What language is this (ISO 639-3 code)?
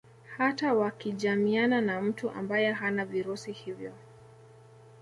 swa